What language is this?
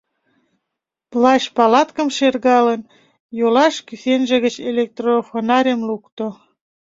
Mari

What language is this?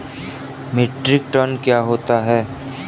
Hindi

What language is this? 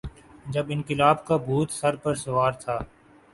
Urdu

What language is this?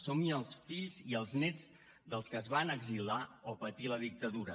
Catalan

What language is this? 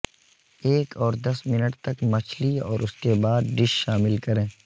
Urdu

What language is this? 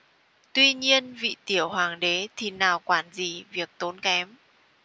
Vietnamese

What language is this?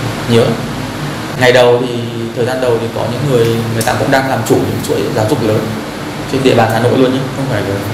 Vietnamese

